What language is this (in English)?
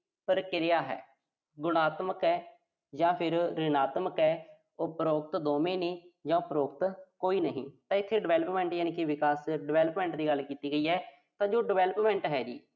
Punjabi